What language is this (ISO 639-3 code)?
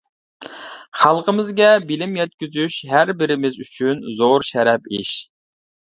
uig